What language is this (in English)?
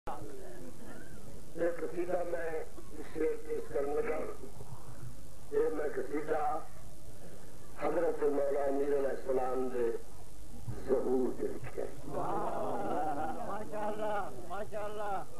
Arabic